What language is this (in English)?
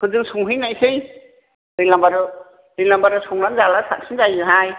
Bodo